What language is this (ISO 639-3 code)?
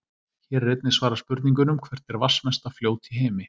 isl